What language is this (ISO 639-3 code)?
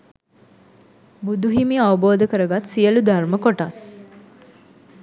sin